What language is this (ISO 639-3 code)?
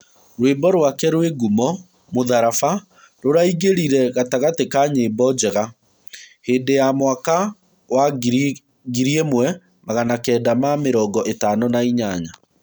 kik